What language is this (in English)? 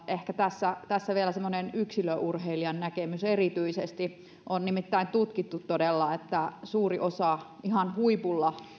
Finnish